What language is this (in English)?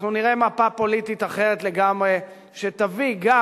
Hebrew